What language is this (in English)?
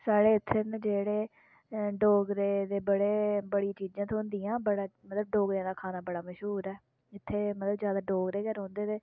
Dogri